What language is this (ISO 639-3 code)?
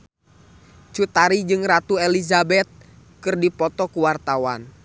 sun